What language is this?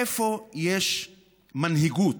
Hebrew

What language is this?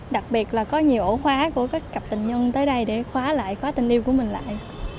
Vietnamese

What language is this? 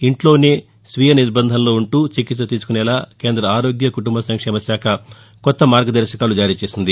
Telugu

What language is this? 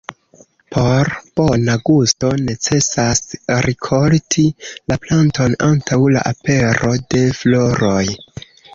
Esperanto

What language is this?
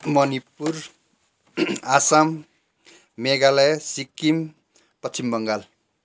Nepali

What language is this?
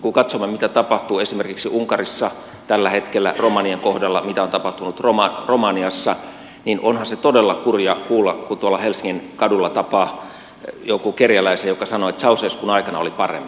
Finnish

